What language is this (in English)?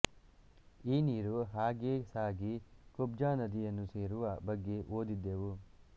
Kannada